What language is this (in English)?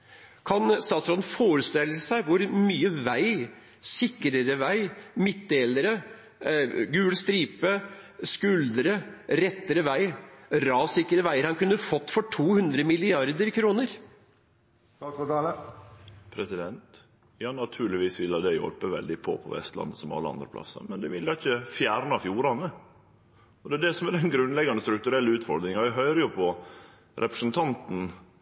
Norwegian